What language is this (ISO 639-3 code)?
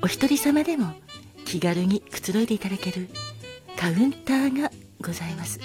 jpn